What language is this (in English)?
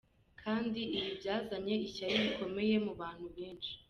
Kinyarwanda